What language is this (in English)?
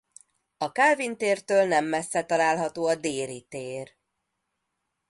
Hungarian